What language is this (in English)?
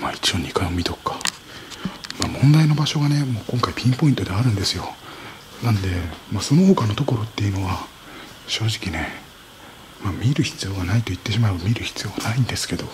Japanese